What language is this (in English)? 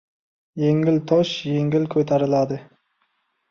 Uzbek